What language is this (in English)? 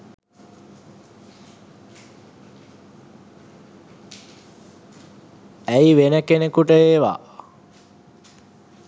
Sinhala